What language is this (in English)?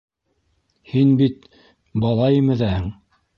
Bashkir